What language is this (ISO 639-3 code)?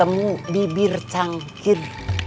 ind